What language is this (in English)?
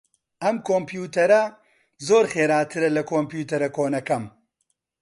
Central Kurdish